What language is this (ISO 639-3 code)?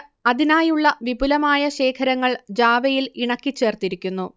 mal